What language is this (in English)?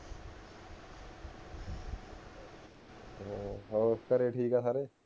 Punjabi